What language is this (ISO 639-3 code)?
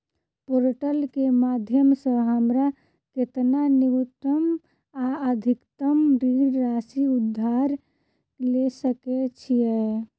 mai